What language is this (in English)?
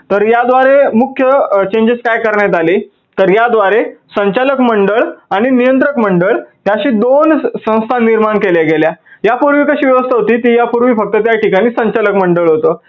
Marathi